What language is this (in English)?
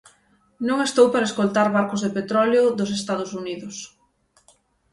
Galician